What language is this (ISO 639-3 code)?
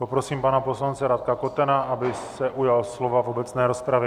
ces